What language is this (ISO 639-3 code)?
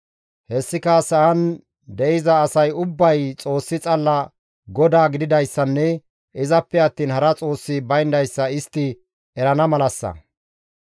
gmv